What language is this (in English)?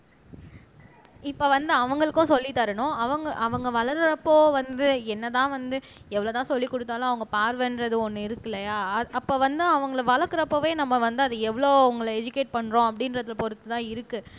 Tamil